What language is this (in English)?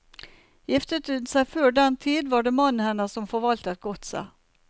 Norwegian